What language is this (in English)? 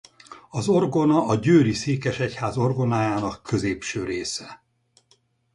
Hungarian